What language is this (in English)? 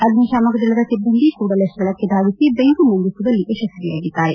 Kannada